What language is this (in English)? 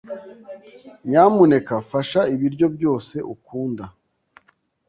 Kinyarwanda